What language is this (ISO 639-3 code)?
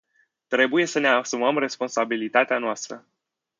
ron